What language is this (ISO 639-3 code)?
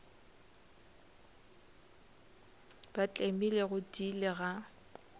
nso